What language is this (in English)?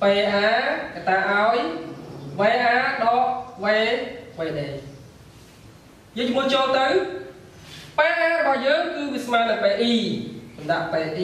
Vietnamese